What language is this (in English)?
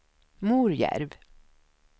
Swedish